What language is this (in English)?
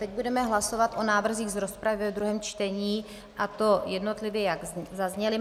Czech